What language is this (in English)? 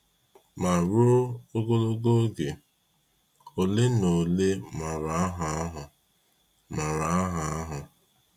Igbo